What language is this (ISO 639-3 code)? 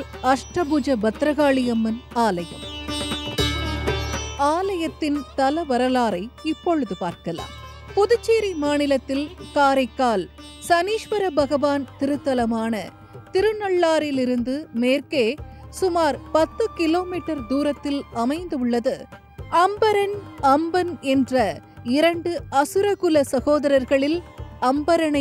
tam